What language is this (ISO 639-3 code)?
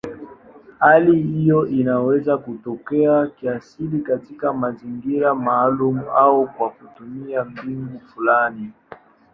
swa